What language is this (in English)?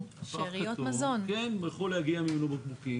Hebrew